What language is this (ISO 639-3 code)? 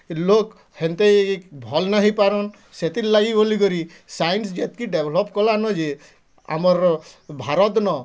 ori